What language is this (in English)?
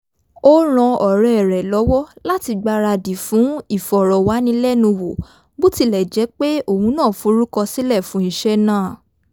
Yoruba